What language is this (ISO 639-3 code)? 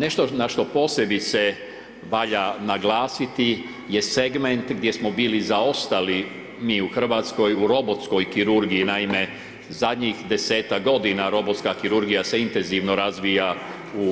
hrv